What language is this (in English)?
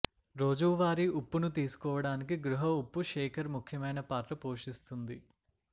Telugu